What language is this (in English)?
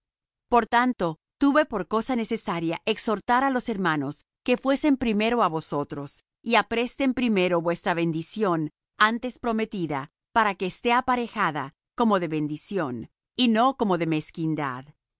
Spanish